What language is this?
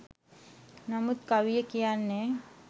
Sinhala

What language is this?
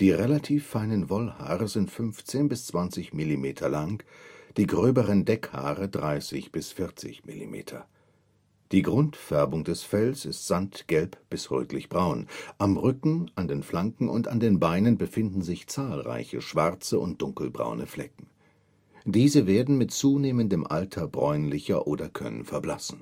German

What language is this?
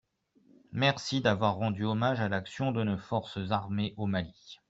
French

